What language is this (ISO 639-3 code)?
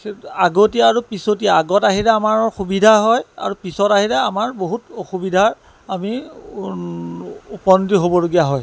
asm